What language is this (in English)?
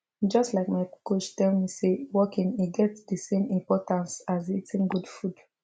Nigerian Pidgin